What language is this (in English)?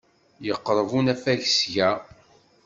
Kabyle